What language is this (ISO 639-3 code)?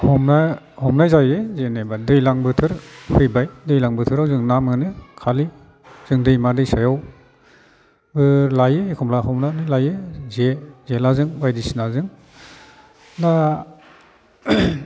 brx